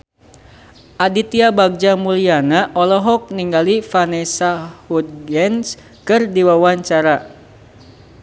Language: Sundanese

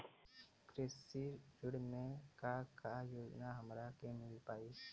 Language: Bhojpuri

